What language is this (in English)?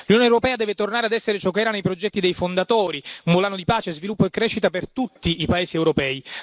Italian